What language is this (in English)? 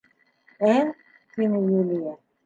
Bashkir